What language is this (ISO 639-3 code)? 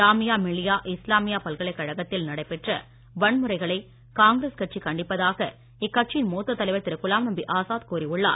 tam